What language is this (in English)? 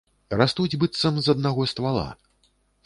Belarusian